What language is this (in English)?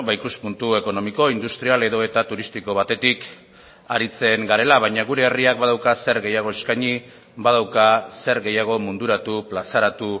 Basque